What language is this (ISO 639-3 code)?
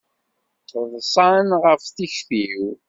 kab